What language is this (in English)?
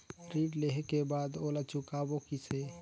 Chhattisgarhi